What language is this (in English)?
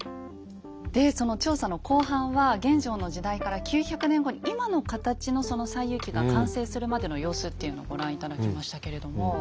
Japanese